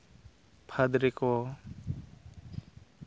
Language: Santali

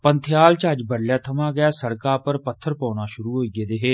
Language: Dogri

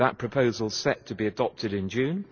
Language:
English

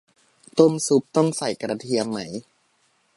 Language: Thai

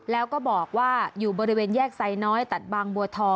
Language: Thai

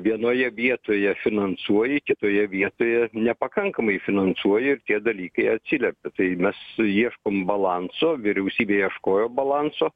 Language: Lithuanian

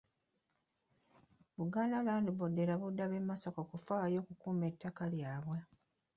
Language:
Ganda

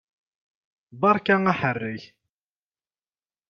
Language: Kabyle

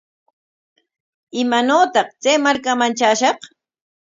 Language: Corongo Ancash Quechua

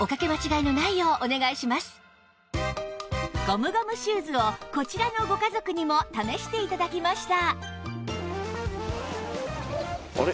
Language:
Japanese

